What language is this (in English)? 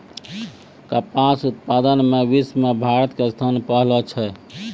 Maithili